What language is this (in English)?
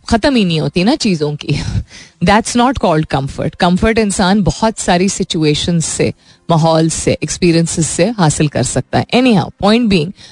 Hindi